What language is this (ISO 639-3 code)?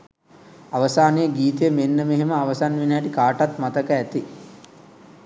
sin